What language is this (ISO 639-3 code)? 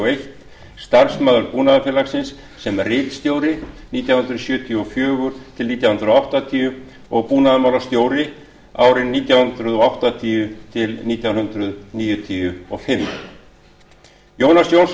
isl